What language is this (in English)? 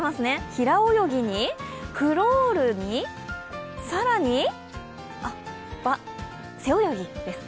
Japanese